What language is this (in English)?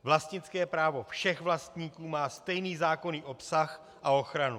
Czech